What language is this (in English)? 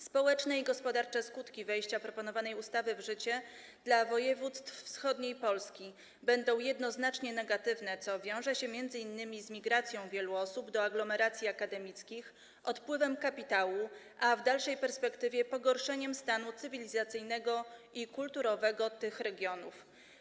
Polish